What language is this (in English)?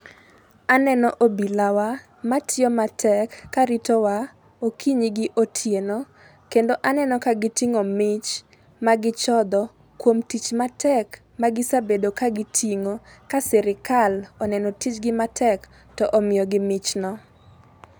Luo (Kenya and Tanzania)